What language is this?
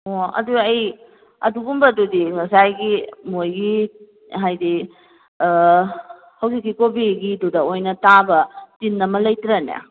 Manipuri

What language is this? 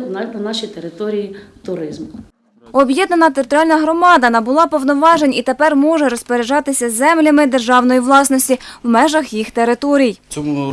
Ukrainian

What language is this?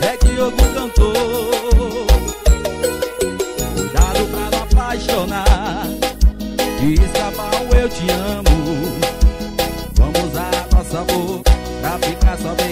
Portuguese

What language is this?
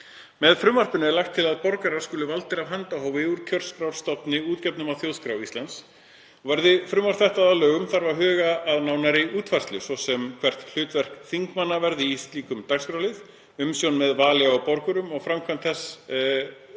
Icelandic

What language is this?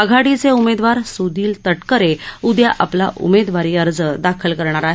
Marathi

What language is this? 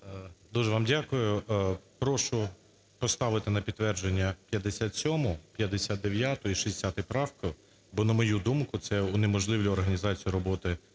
Ukrainian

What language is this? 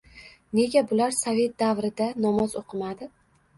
Uzbek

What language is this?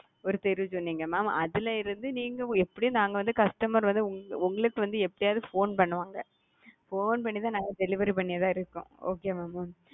Tamil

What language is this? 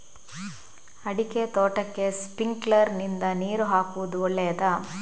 Kannada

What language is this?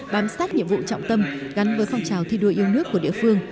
Vietnamese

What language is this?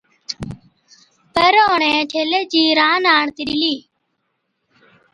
Od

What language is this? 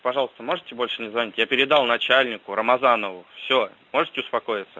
Russian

